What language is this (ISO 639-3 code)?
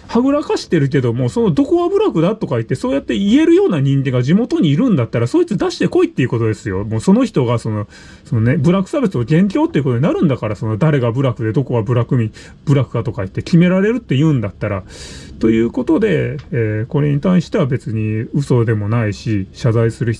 jpn